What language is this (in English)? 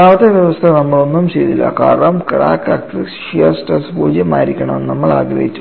Malayalam